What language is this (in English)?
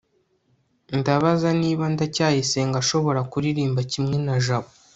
Kinyarwanda